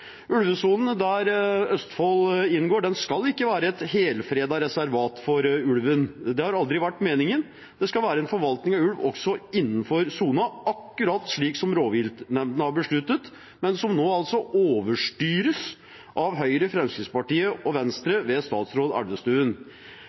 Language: Norwegian Bokmål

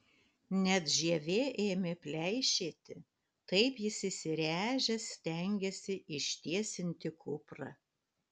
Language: Lithuanian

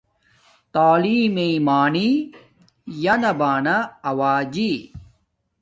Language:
Domaaki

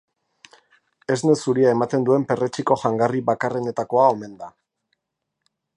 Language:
Basque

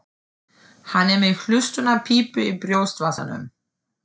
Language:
Icelandic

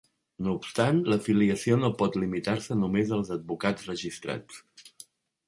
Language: Catalan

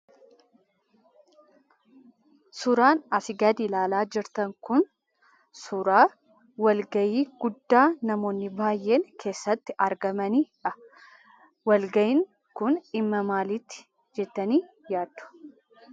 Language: Oromo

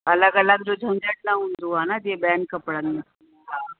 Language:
Sindhi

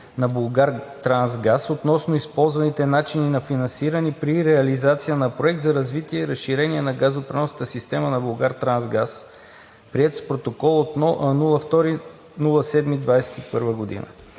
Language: Bulgarian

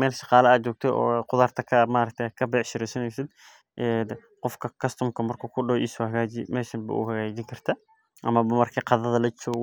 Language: Somali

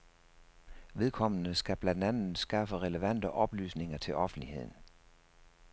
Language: Danish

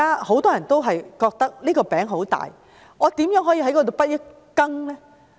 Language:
Cantonese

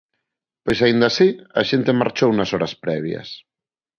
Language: Galician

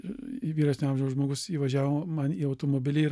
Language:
Lithuanian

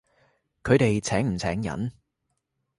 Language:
Cantonese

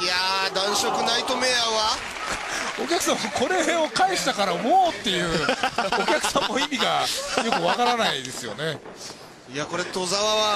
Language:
Japanese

